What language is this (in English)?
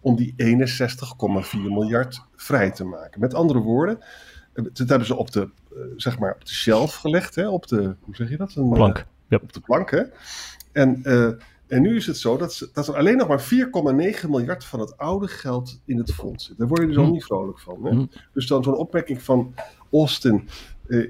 Dutch